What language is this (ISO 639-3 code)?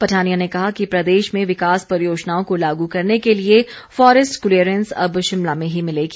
hin